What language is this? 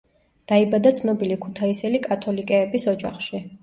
Georgian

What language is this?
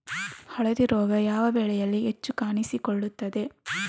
Kannada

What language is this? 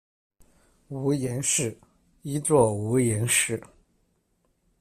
Chinese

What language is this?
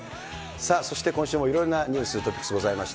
Japanese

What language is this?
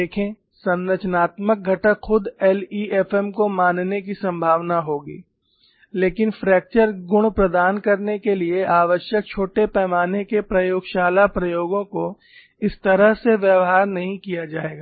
Hindi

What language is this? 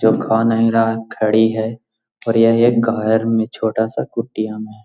Magahi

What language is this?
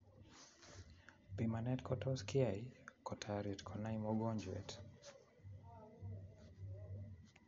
Kalenjin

